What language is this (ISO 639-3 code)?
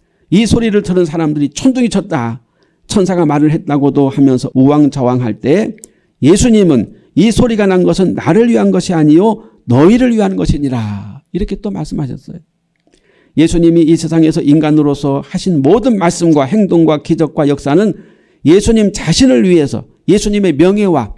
kor